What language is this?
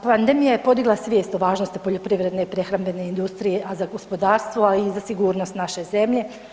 Croatian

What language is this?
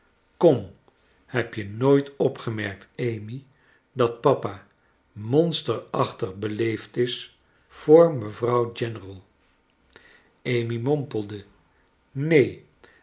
Dutch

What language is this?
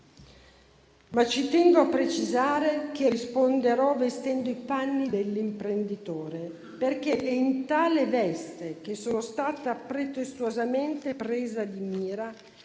Italian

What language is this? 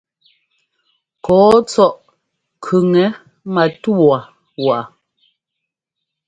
Ngomba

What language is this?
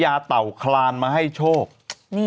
Thai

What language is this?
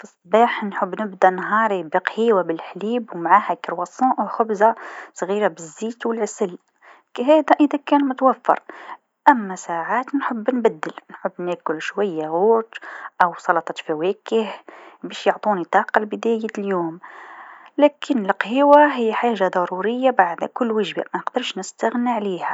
Tunisian Arabic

